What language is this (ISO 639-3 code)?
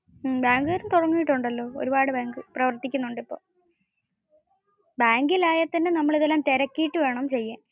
mal